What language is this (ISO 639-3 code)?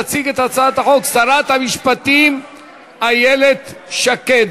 heb